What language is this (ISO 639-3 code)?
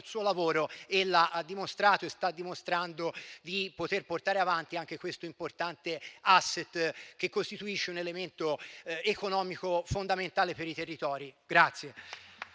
ita